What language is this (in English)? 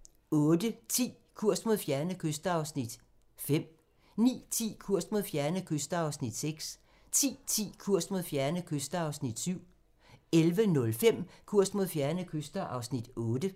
Danish